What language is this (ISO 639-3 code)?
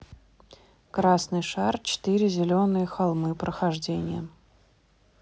rus